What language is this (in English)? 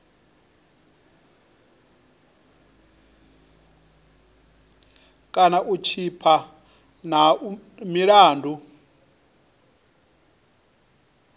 Venda